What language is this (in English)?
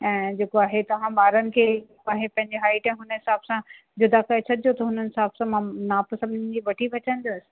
Sindhi